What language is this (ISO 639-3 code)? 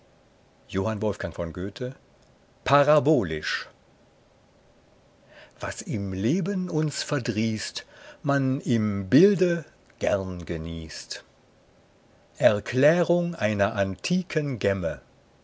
deu